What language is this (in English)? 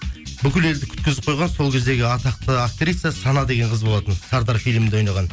Kazakh